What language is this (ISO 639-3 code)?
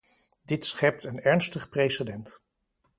nld